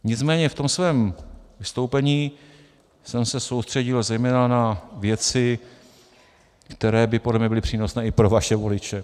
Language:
Czech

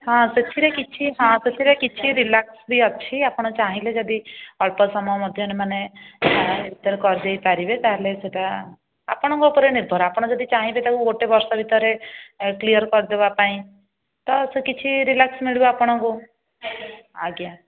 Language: Odia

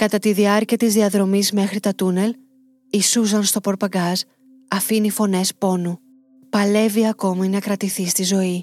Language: Greek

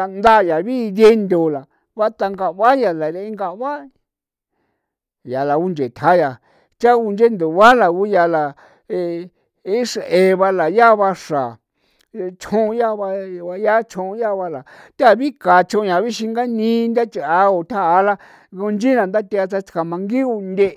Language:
San Felipe Otlaltepec Popoloca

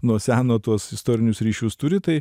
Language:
Lithuanian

